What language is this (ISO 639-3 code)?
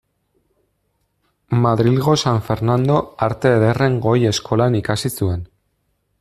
eus